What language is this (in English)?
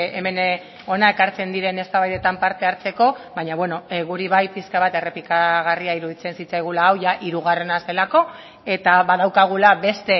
Basque